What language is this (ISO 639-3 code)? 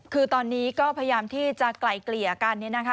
tha